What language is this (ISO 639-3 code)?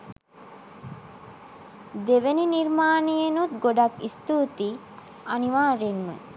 sin